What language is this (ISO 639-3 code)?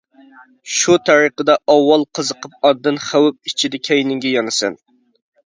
uig